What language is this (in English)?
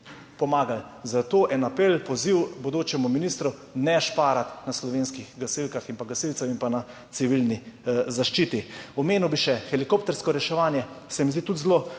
Slovenian